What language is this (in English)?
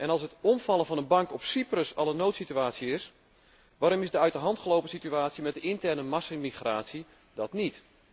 Dutch